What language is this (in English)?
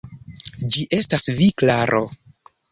Esperanto